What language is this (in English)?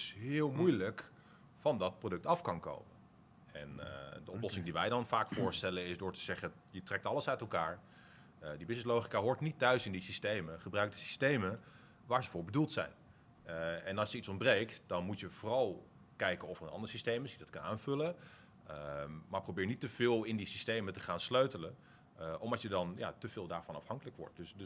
Dutch